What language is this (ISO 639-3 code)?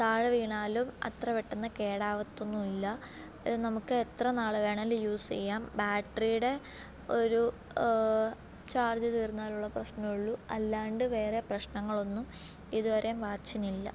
mal